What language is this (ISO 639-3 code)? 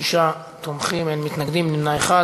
heb